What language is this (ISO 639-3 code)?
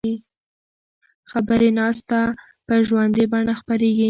pus